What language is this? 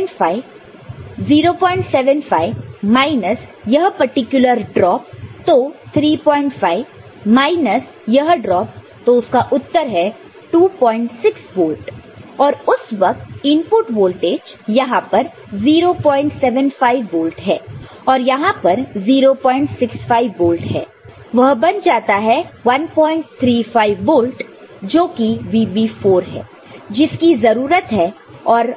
Hindi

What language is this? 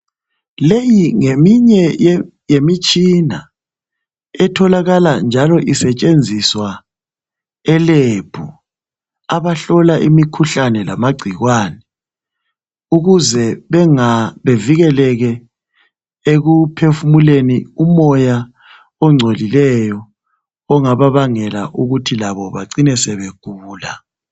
North Ndebele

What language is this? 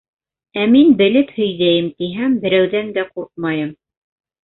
Bashkir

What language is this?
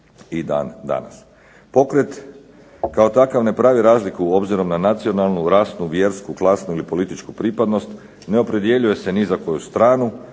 Croatian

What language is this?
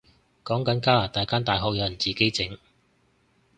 Cantonese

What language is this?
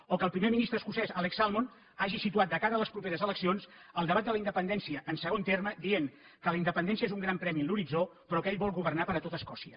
Catalan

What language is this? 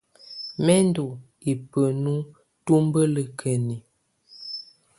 Tunen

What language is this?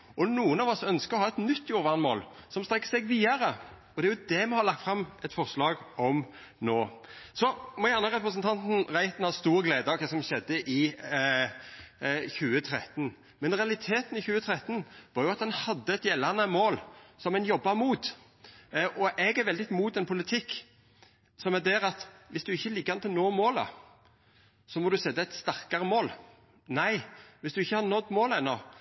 Norwegian Nynorsk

